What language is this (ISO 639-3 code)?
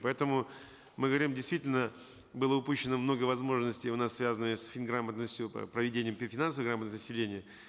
kaz